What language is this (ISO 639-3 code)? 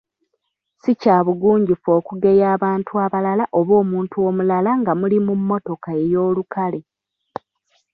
lug